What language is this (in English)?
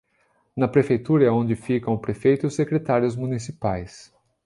Portuguese